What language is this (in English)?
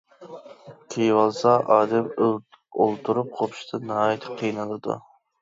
Uyghur